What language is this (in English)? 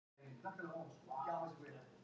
Icelandic